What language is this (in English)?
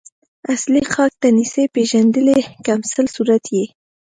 Pashto